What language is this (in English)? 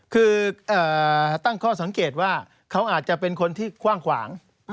Thai